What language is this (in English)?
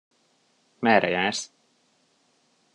Hungarian